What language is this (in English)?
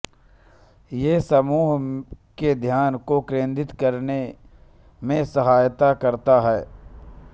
Hindi